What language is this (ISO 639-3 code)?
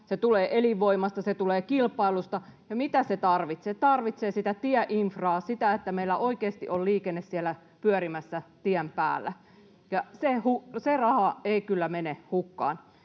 fin